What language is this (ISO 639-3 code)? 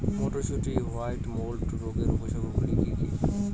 ben